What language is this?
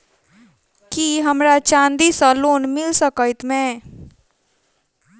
Maithili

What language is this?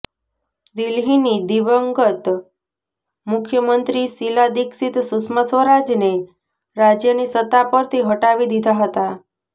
Gujarati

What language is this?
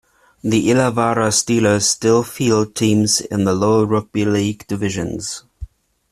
English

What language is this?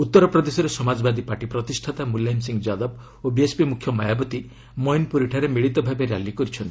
Odia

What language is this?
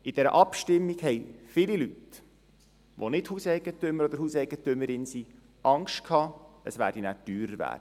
Swiss German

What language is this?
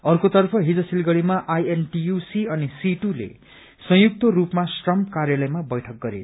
Nepali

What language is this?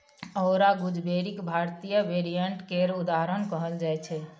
Maithili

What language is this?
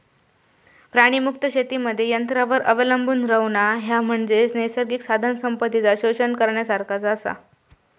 Marathi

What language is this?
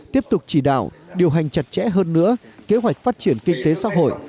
Vietnamese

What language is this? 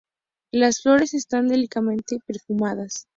Spanish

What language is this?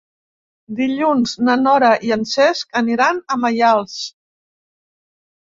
Catalan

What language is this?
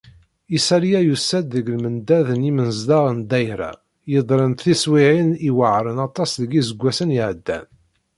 Kabyle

